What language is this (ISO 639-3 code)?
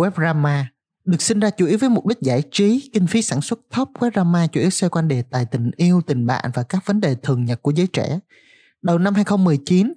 vie